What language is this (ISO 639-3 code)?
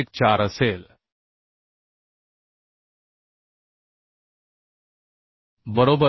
mar